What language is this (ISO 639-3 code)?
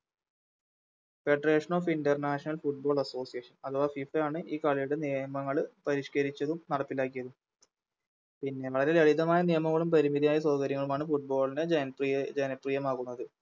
mal